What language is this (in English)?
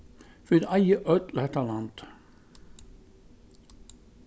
Faroese